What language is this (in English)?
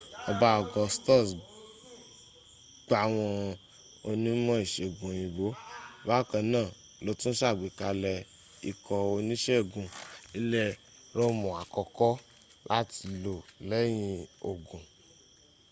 Yoruba